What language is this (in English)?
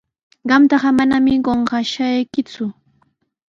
Sihuas Ancash Quechua